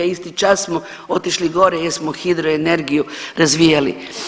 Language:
Croatian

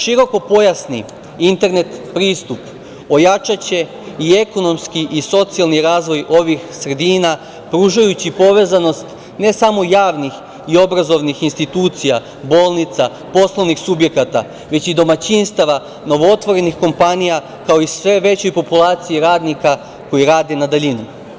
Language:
Serbian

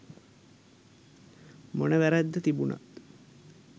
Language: Sinhala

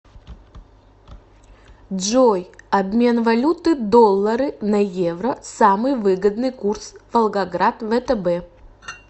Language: Russian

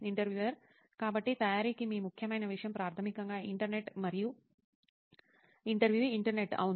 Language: Telugu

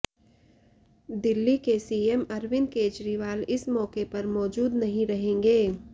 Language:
Hindi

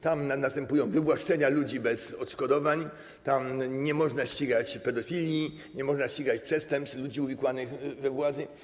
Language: Polish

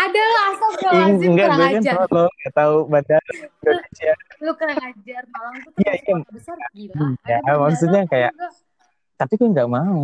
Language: Indonesian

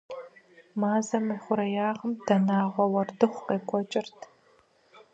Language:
Kabardian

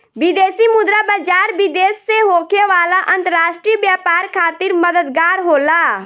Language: Bhojpuri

